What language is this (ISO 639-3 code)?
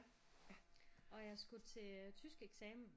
dan